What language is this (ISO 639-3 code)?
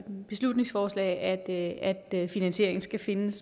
dan